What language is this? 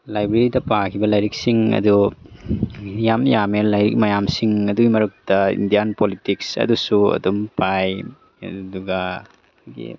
Manipuri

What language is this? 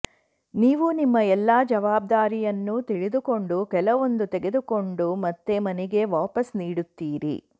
Kannada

